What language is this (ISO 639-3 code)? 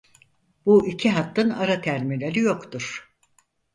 tur